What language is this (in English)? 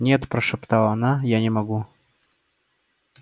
Russian